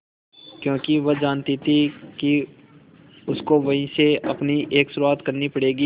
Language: Hindi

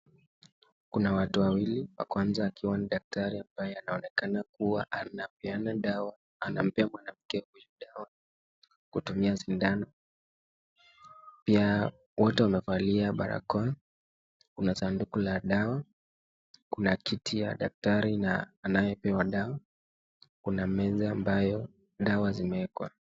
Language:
Swahili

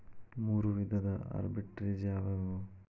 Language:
Kannada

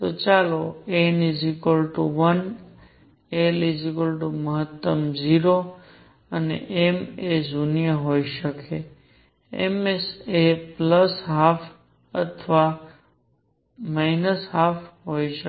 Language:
Gujarati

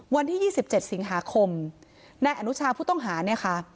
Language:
Thai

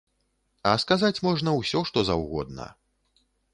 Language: Belarusian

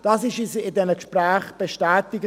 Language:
Swiss German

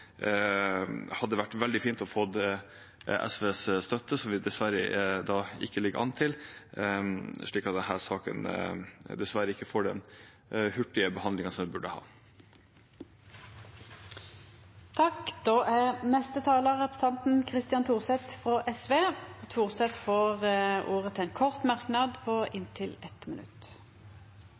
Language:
Norwegian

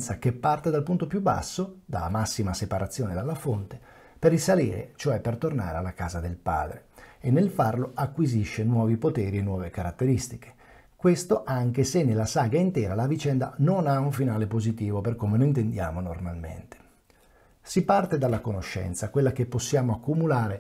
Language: Italian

